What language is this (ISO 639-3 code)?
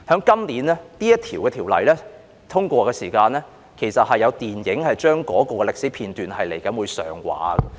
yue